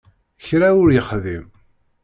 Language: Kabyle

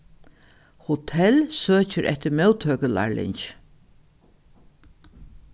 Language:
Faroese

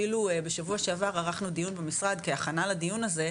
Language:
Hebrew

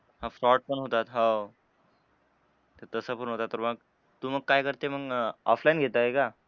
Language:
Marathi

